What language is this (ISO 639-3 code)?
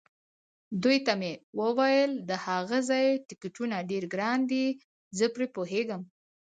pus